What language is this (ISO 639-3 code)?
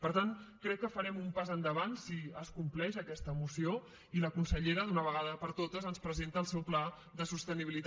cat